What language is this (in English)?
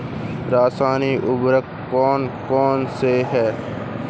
Hindi